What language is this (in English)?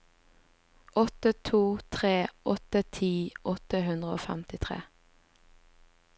Norwegian